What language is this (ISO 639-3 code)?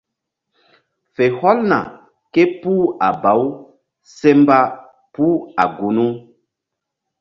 mdd